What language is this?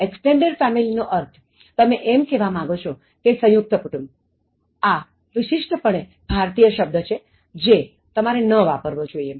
Gujarati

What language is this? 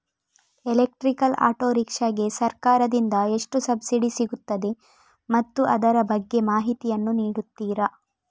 Kannada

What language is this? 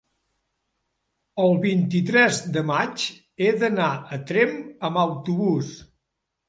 Catalan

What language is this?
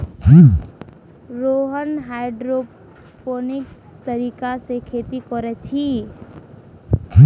Magahi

